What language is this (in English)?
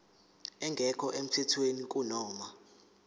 Zulu